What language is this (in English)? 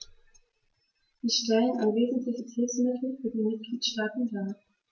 German